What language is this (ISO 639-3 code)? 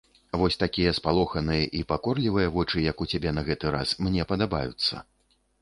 bel